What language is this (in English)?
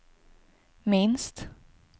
Swedish